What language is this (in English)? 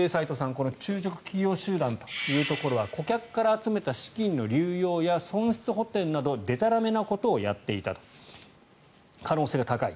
Japanese